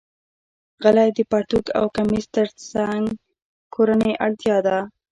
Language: Pashto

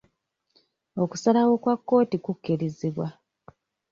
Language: Ganda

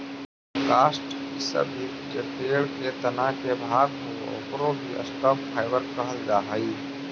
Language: Magahi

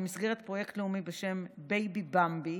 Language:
Hebrew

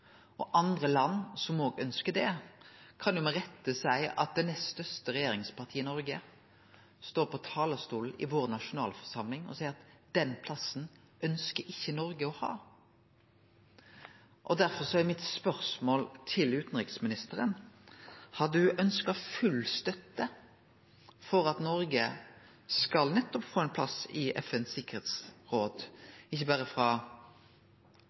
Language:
Norwegian Nynorsk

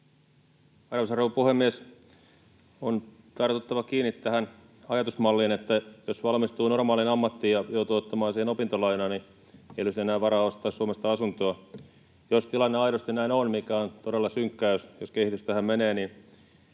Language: Finnish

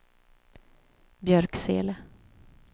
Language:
Swedish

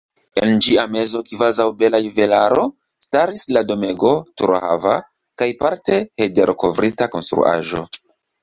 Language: Esperanto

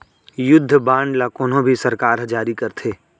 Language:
Chhattisgarhi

